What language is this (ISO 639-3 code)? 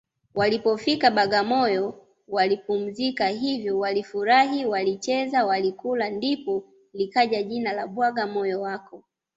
swa